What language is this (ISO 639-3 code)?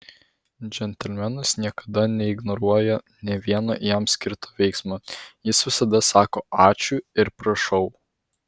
lit